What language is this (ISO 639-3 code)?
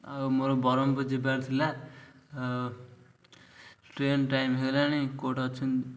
ori